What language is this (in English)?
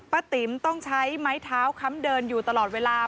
Thai